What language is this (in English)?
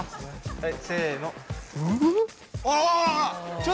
Japanese